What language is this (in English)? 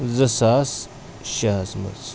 Kashmiri